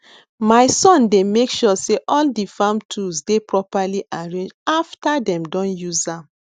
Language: Nigerian Pidgin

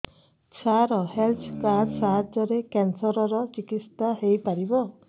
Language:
Odia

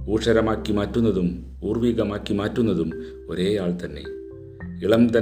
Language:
Malayalam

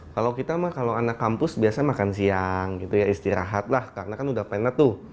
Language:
Indonesian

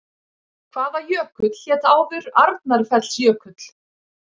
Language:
Icelandic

